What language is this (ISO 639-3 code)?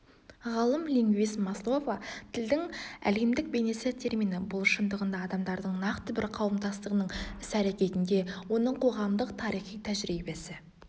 kaz